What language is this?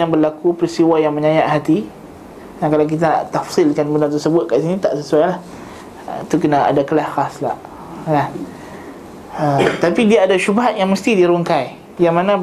Malay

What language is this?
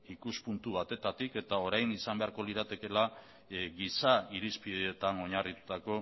Basque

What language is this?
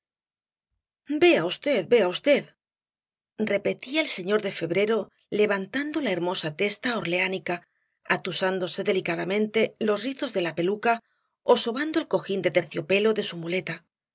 Spanish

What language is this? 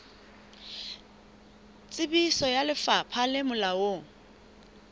Southern Sotho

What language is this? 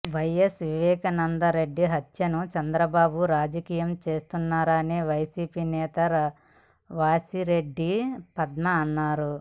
Telugu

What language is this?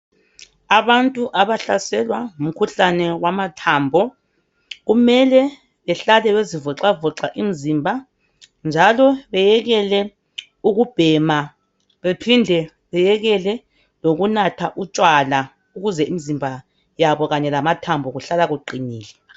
North Ndebele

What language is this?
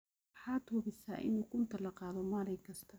Somali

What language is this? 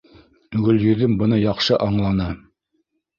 Bashkir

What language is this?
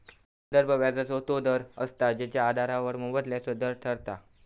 Marathi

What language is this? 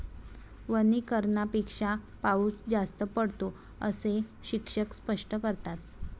Marathi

